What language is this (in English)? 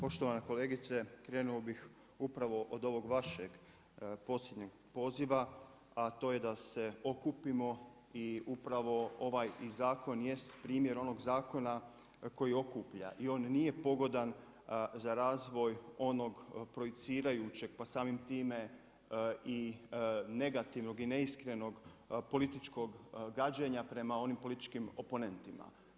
Croatian